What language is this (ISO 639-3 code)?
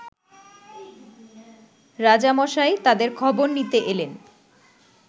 ben